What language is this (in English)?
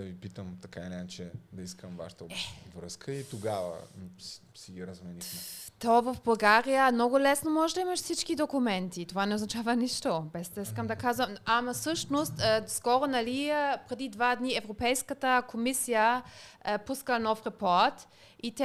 Bulgarian